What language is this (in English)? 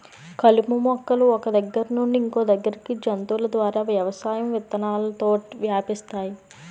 Telugu